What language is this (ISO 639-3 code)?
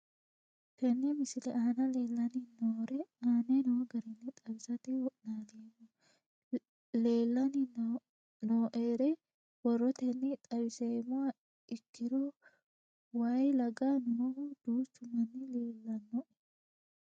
sid